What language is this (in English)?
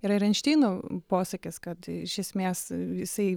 Lithuanian